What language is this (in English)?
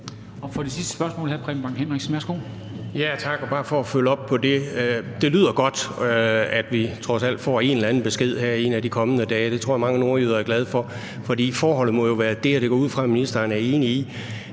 Danish